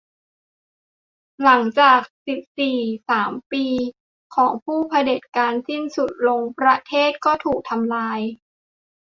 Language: Thai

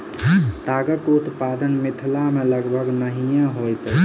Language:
Maithili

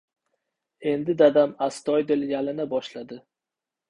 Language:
Uzbek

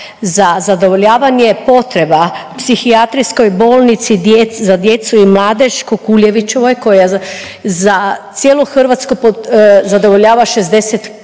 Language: Croatian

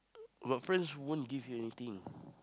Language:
English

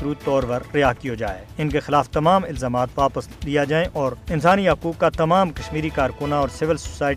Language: Urdu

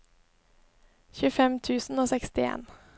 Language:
Norwegian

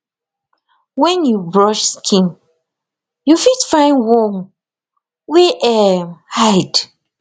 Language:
Nigerian Pidgin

